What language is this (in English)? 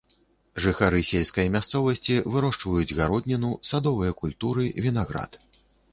Belarusian